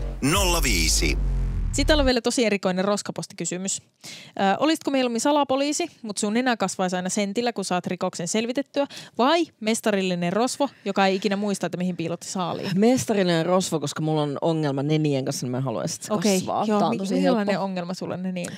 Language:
Finnish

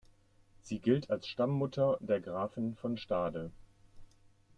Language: German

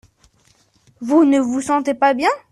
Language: French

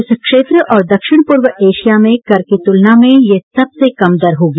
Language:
Hindi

